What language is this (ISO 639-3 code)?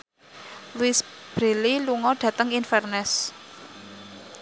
jav